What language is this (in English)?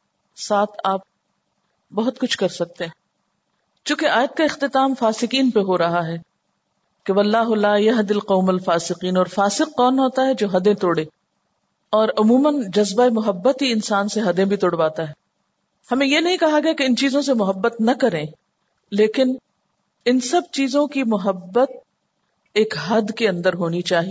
Urdu